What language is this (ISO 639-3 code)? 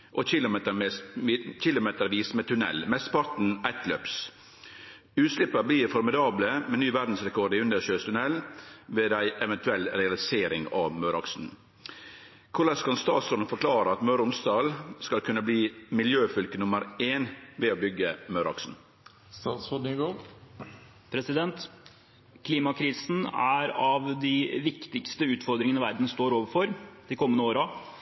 nor